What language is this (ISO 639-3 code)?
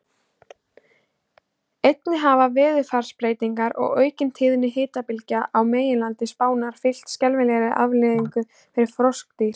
isl